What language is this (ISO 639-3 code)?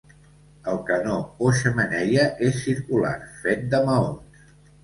cat